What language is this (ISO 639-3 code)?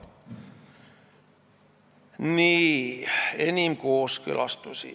est